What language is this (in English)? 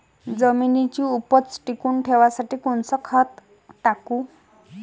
Marathi